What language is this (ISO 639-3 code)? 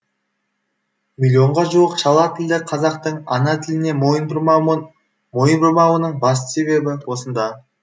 kaz